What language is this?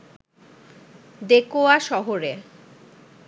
Bangla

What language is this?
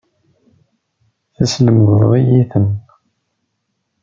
Kabyle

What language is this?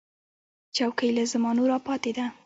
Pashto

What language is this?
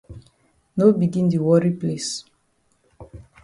Cameroon Pidgin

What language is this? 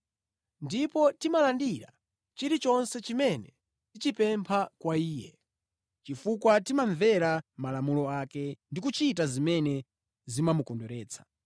Nyanja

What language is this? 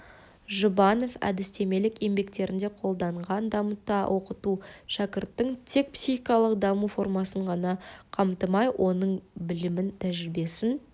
Kazakh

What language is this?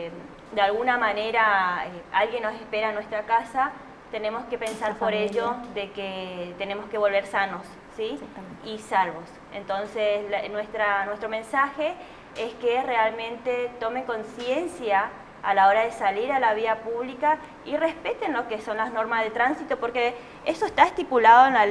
Spanish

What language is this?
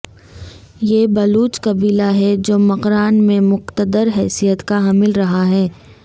Urdu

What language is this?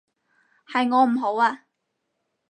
Cantonese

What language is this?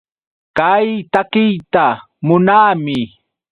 Yauyos Quechua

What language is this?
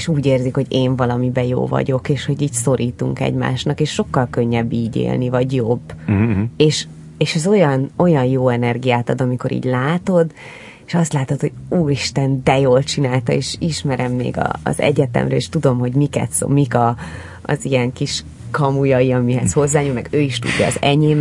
Hungarian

